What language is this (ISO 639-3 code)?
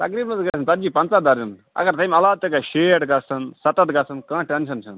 kas